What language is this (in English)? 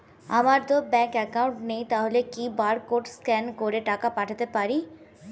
Bangla